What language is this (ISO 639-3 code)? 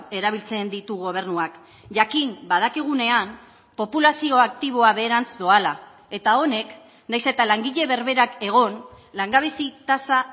eus